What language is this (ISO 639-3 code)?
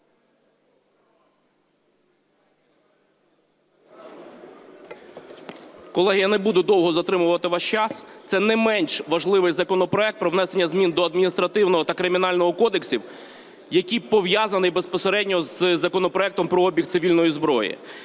ukr